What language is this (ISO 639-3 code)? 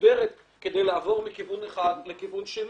heb